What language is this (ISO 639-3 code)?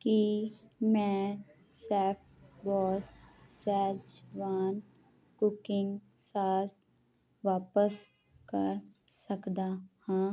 pan